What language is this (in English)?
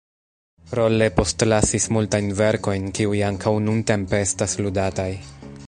Esperanto